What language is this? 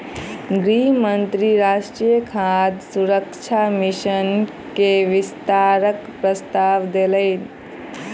Maithili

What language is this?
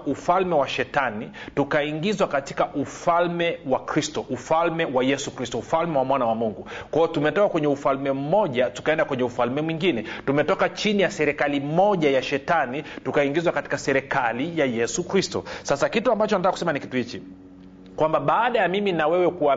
Swahili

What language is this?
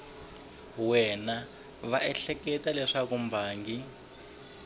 Tsonga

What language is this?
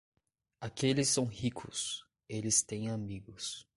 Portuguese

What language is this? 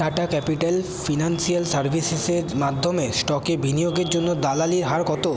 Bangla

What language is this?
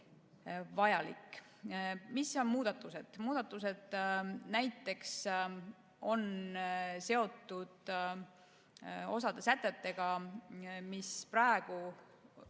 Estonian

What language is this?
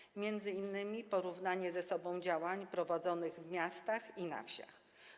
Polish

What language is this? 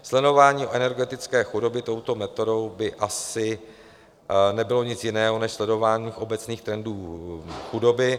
Czech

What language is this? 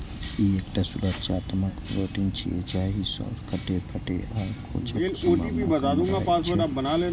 Maithili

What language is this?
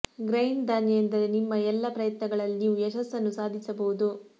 Kannada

